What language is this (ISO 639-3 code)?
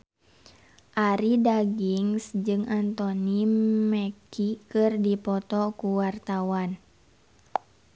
sun